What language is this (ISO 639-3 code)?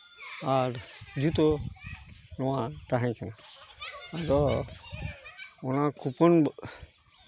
sat